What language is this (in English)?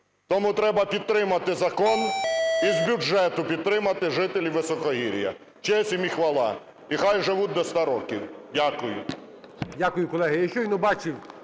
Ukrainian